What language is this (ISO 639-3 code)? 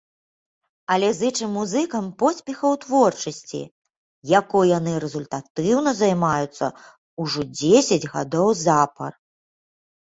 bel